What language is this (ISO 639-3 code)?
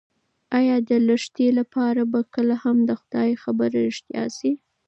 pus